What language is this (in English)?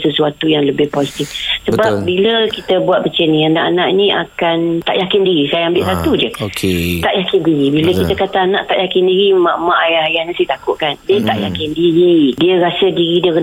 Malay